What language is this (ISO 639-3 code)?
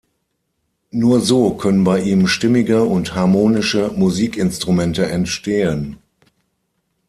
deu